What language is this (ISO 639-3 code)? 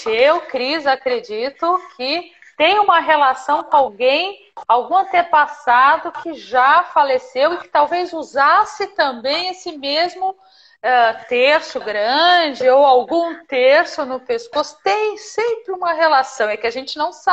por